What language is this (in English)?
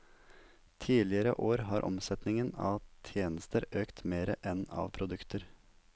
Norwegian